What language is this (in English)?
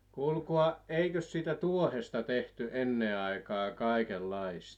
Finnish